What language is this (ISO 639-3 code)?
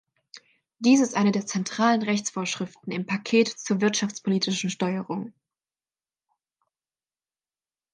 deu